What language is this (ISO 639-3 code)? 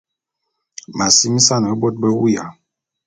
bum